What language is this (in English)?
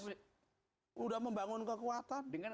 Indonesian